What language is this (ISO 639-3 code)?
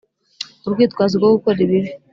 kin